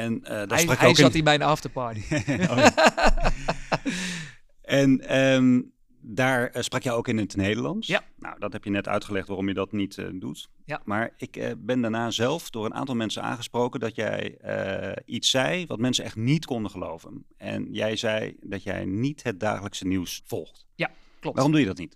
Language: Dutch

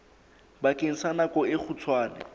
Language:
Southern Sotho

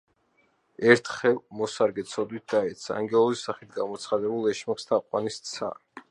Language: Georgian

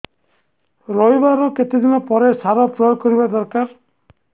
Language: Odia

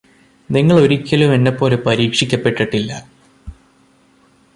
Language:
Malayalam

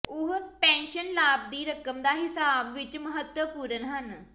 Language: Punjabi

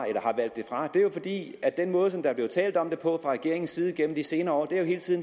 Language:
Danish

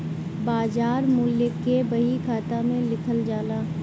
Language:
Bhojpuri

